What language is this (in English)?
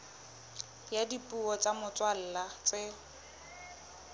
Southern Sotho